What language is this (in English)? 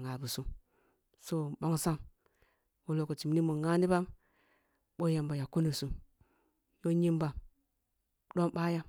Kulung (Nigeria)